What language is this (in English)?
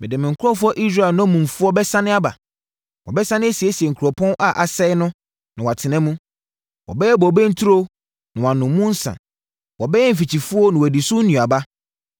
Akan